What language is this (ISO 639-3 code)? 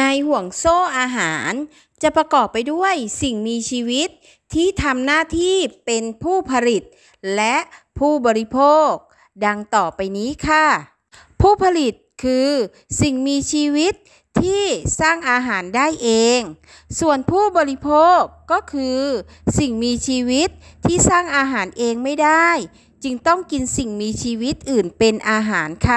tha